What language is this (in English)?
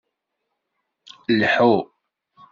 Kabyle